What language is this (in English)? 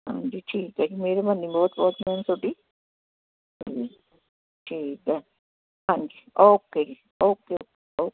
Punjabi